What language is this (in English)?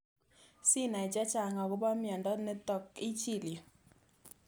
Kalenjin